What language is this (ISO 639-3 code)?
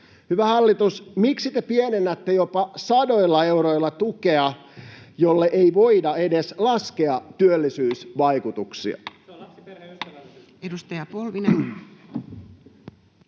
fin